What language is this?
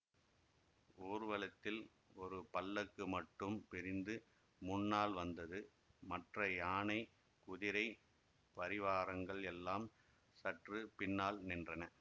Tamil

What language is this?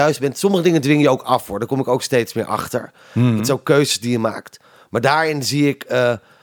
Dutch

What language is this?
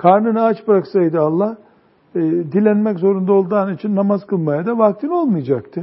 Turkish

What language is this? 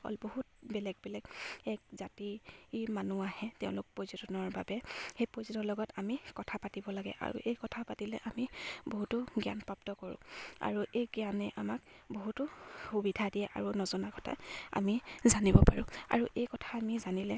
Assamese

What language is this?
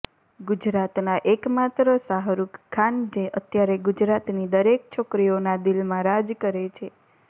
Gujarati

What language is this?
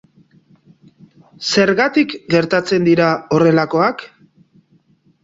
Basque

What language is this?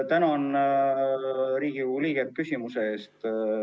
Estonian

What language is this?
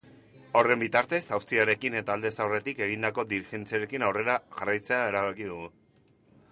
Basque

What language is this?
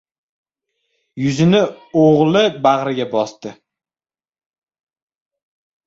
Uzbek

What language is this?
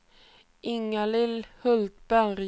Swedish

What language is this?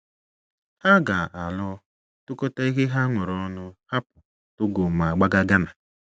Igbo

